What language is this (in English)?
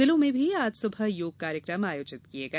Hindi